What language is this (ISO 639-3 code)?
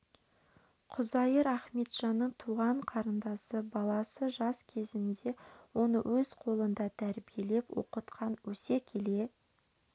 kaz